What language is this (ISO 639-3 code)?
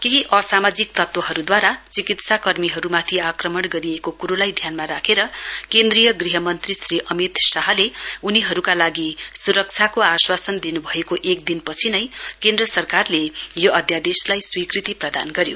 nep